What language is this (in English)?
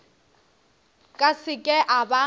Northern Sotho